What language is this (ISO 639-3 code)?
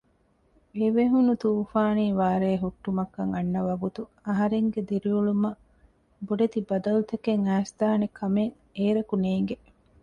div